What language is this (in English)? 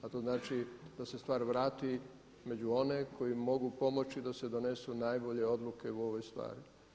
Croatian